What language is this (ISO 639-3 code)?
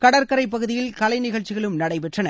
tam